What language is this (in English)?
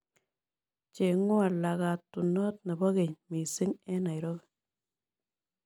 Kalenjin